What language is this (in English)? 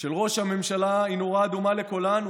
Hebrew